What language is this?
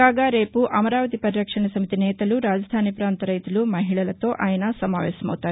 Telugu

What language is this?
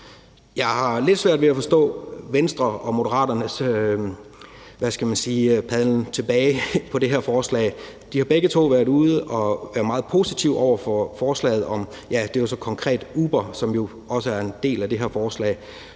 Danish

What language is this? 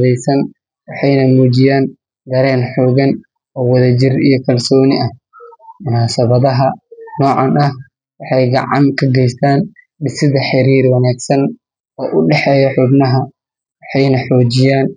Somali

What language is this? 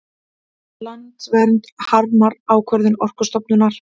Icelandic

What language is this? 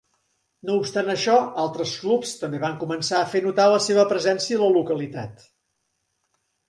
Catalan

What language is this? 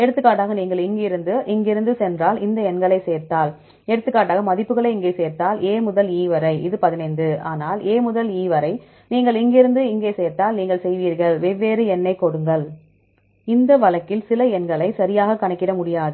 Tamil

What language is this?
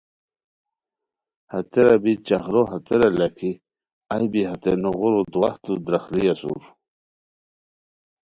Khowar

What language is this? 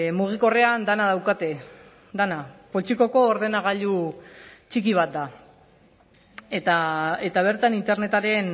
Basque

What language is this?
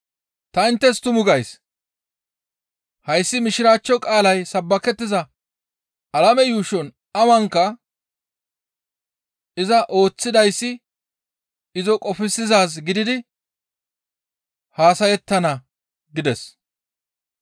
Gamo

